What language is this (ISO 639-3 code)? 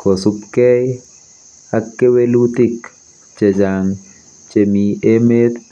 kln